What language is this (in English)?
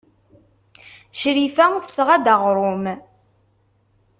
Kabyle